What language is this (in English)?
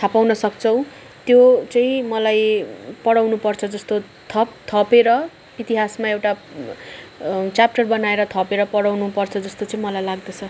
Nepali